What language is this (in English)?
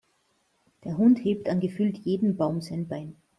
German